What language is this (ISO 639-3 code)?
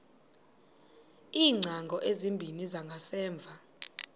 xho